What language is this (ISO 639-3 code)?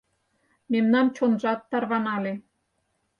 chm